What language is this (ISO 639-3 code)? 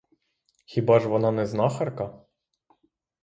ukr